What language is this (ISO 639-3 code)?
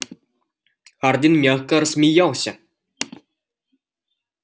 rus